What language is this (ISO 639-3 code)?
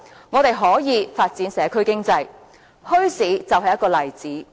yue